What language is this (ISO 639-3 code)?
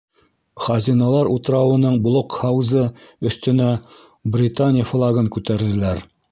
bak